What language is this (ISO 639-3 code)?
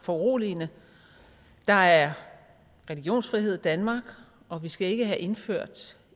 dan